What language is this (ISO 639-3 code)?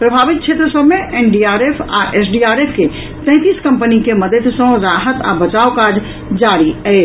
mai